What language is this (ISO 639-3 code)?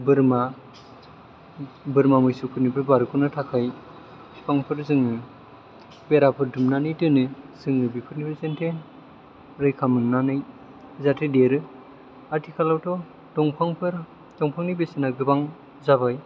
brx